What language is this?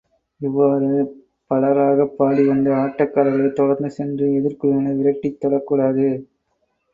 Tamil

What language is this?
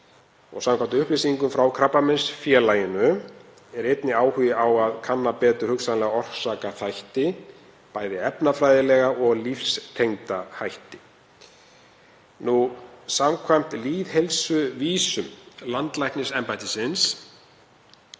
Icelandic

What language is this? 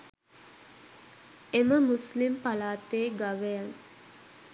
Sinhala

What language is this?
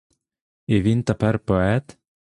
Ukrainian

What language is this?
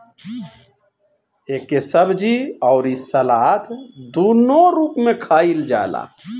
Bhojpuri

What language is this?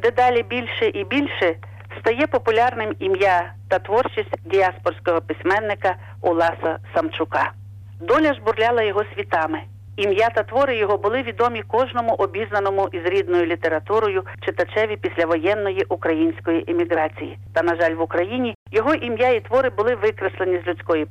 Ukrainian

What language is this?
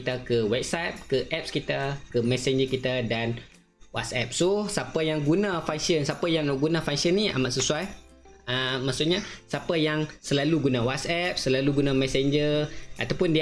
Malay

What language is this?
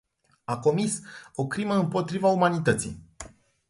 Romanian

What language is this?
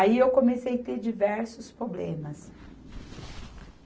Portuguese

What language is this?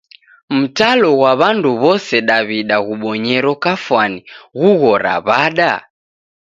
Taita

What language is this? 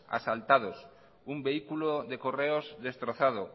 Spanish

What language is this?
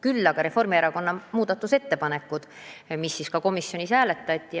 Estonian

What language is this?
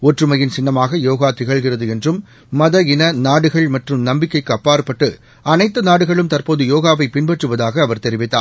Tamil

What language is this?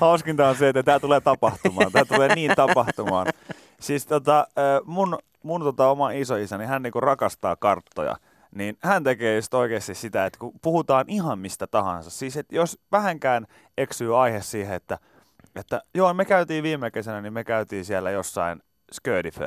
Finnish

